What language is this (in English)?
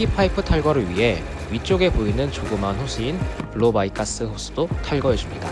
Korean